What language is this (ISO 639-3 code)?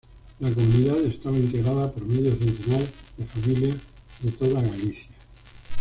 spa